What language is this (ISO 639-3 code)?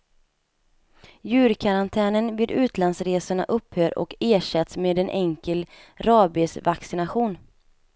swe